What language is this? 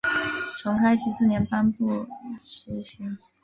Chinese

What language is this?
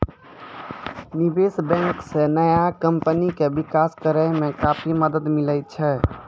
Maithili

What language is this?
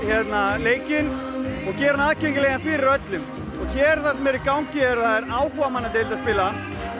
Icelandic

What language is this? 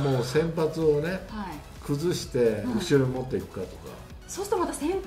Japanese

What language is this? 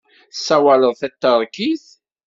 Kabyle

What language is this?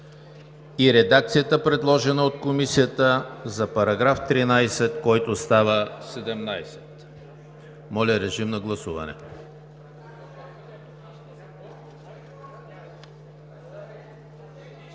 Bulgarian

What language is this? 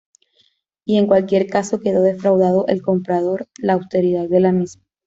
Spanish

